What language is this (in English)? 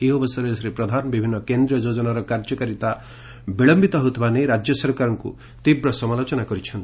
Odia